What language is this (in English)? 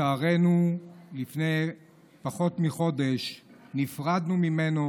Hebrew